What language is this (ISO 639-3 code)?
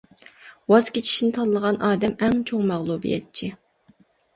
uig